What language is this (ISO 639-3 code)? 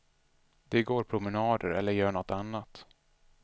swe